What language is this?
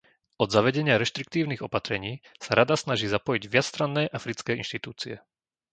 Slovak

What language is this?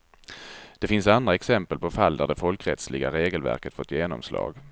Swedish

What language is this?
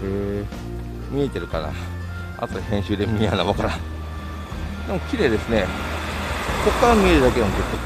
Japanese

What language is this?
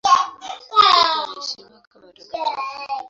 Swahili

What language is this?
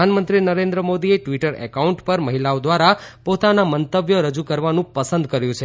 Gujarati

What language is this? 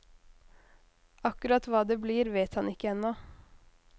Norwegian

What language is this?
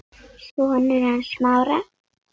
Icelandic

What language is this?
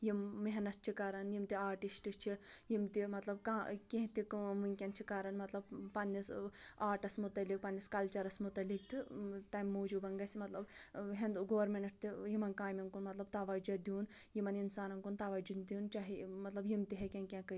Kashmiri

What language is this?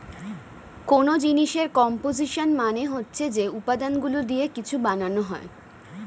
Bangla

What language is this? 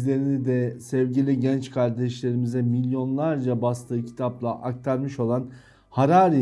Turkish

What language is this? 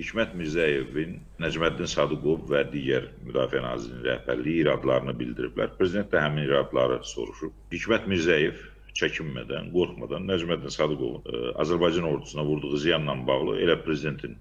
Turkish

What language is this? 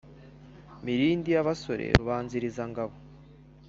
Kinyarwanda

